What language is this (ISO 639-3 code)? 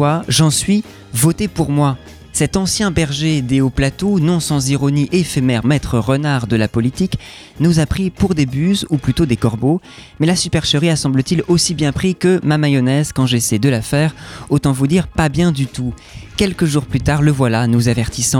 fra